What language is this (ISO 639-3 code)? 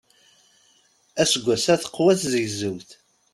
kab